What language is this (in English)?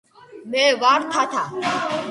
Georgian